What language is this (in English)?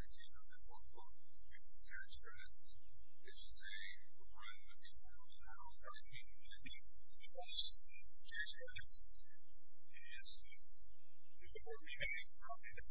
English